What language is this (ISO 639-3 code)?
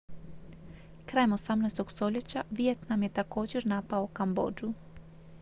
hrv